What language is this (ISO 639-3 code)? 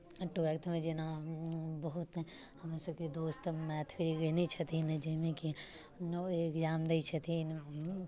mai